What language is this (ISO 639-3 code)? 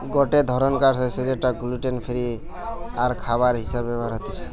ben